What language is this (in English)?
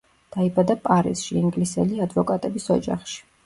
Georgian